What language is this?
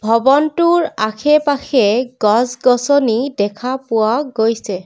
Assamese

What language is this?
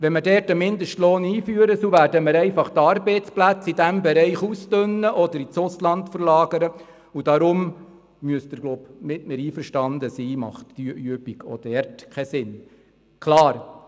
Swiss German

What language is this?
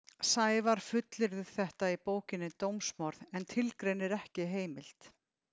Icelandic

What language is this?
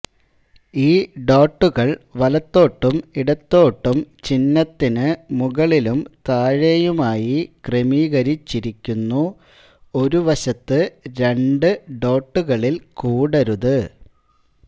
Malayalam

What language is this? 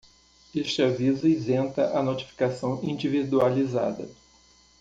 Portuguese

